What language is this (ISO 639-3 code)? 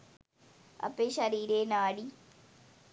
sin